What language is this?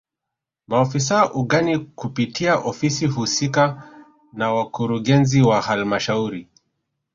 Swahili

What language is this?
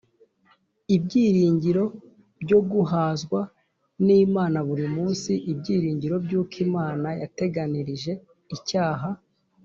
Kinyarwanda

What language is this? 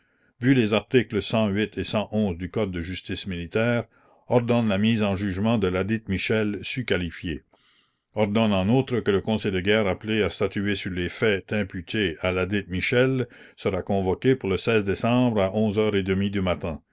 French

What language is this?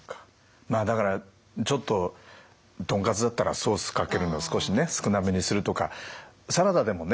Japanese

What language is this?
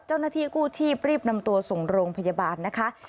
Thai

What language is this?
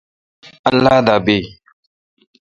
Kalkoti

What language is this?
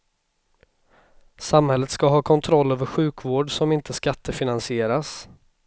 Swedish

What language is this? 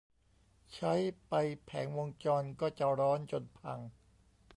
Thai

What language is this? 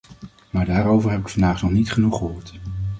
Dutch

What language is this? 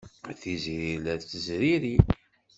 Kabyle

